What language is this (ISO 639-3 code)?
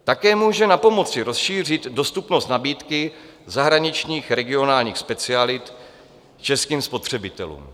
ces